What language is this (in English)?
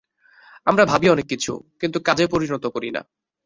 Bangla